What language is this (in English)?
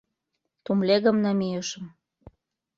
Mari